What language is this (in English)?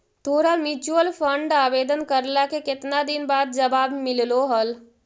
Magahi